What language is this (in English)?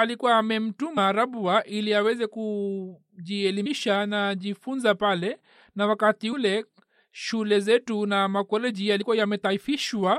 Swahili